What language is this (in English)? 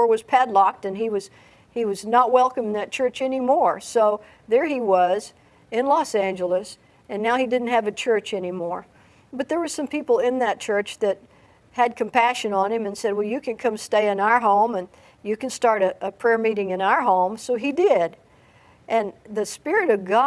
English